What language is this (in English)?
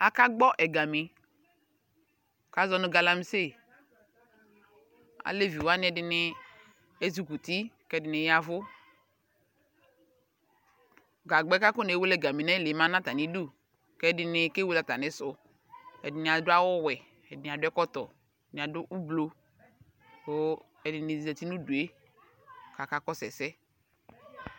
Ikposo